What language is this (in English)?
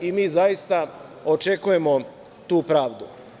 Serbian